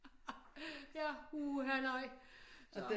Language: Danish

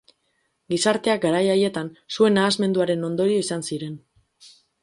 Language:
Basque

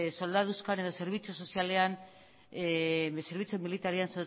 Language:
Basque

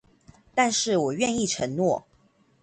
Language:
Chinese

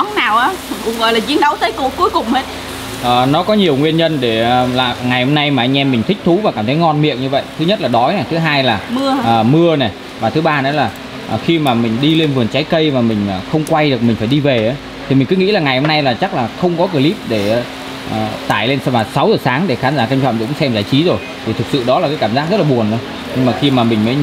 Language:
Vietnamese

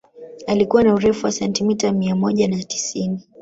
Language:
Swahili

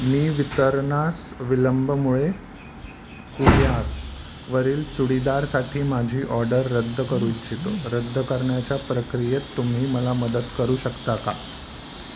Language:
Marathi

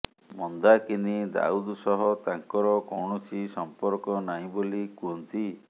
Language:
Odia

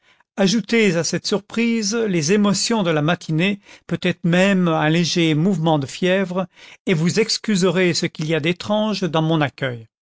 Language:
French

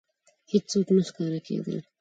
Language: Pashto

